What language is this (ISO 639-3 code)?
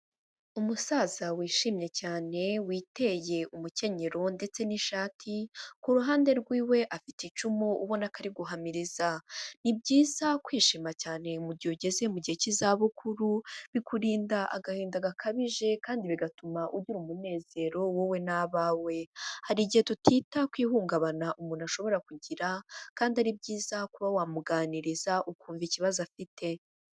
kin